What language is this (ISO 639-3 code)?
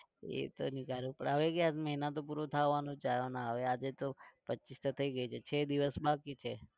guj